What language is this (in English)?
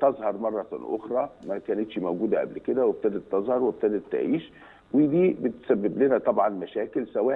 Arabic